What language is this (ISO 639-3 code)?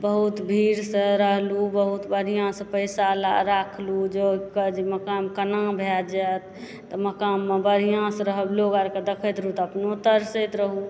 mai